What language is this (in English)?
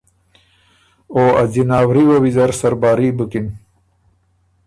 Ormuri